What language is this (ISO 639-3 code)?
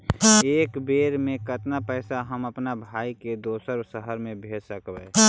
mag